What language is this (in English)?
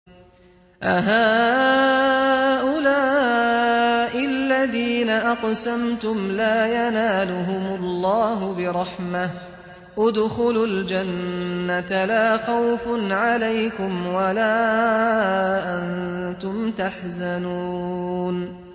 Arabic